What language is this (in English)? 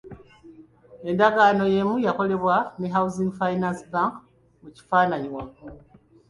Ganda